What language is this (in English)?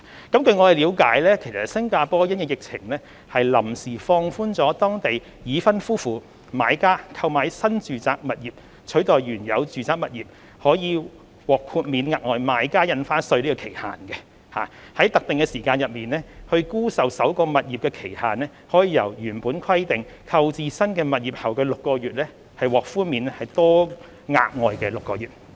Cantonese